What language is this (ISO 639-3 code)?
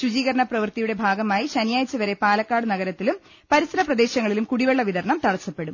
mal